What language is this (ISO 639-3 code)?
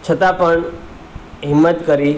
guj